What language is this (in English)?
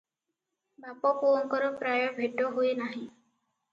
Odia